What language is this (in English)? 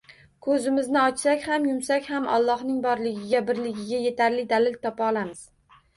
Uzbek